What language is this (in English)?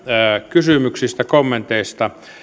Finnish